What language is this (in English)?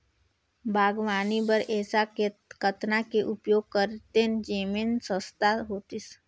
Chhattisgarhi